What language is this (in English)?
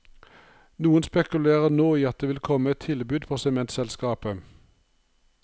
Norwegian